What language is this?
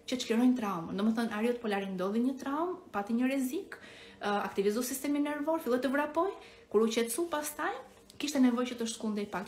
Romanian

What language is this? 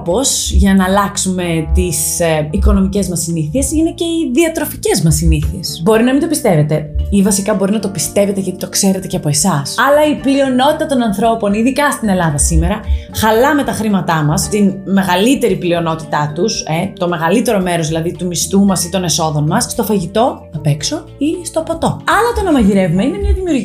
Greek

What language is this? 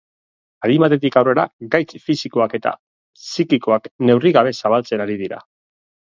Basque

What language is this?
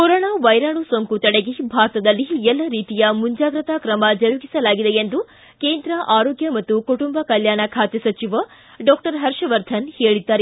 Kannada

